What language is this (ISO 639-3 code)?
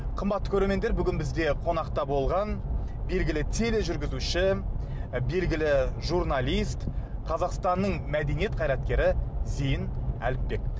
kaz